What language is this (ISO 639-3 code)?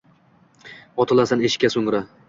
uzb